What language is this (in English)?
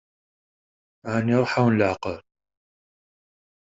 Kabyle